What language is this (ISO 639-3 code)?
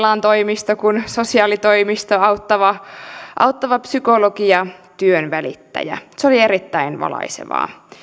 fin